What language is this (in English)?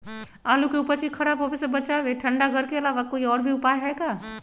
Magahi